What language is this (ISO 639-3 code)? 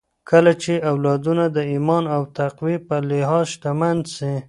pus